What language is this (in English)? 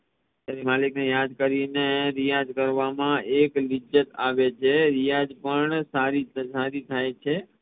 Gujarati